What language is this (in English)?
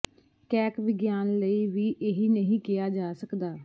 Punjabi